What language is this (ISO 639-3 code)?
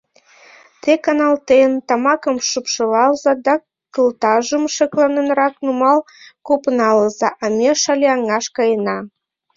chm